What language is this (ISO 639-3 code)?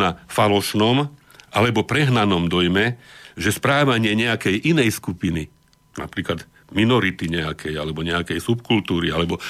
slk